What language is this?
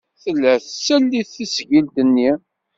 Kabyle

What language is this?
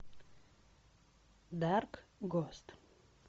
Russian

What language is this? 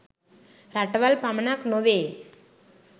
Sinhala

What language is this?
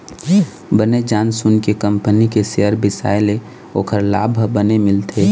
Chhattisgarhi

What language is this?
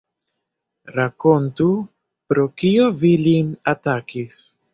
Esperanto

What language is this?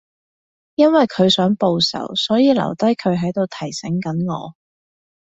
Cantonese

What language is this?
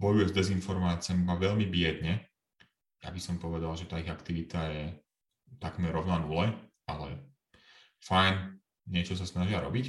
Slovak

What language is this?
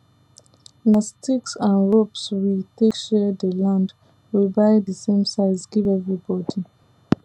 Nigerian Pidgin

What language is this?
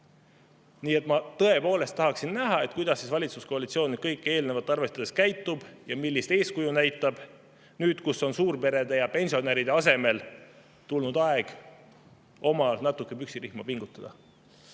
Estonian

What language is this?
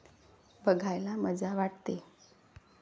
Marathi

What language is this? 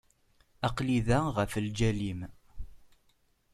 Kabyle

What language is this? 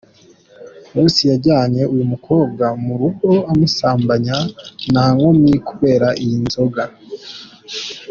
Kinyarwanda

